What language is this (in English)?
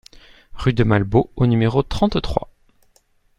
French